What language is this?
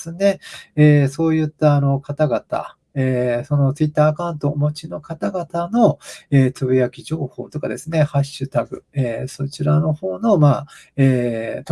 Japanese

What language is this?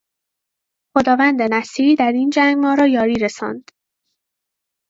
Persian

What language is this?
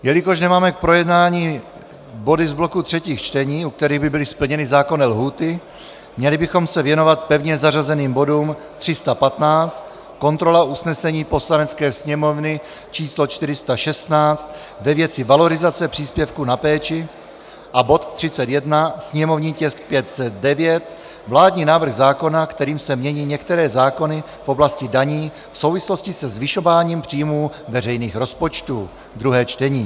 Czech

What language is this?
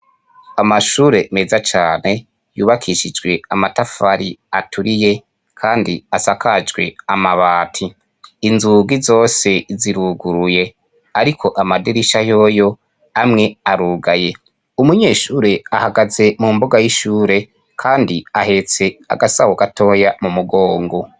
Rundi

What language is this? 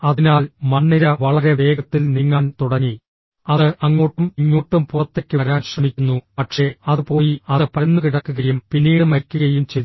Malayalam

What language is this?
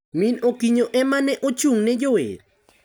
Luo (Kenya and Tanzania)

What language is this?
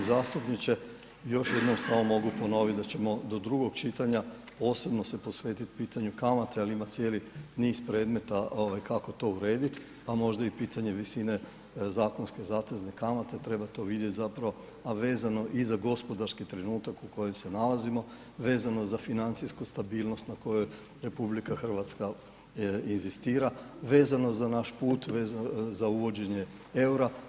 Croatian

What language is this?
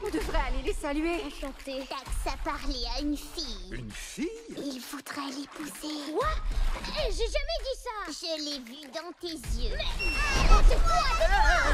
French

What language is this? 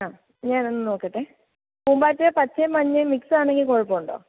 Malayalam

